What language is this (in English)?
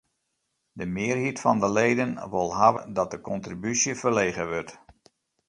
Western Frisian